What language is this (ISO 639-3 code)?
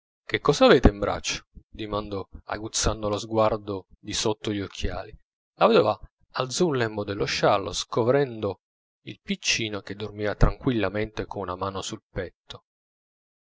ita